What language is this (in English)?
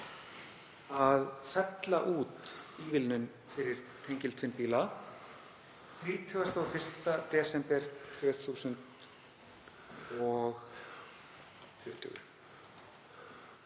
Icelandic